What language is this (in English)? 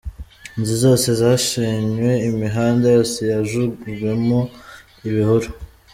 Kinyarwanda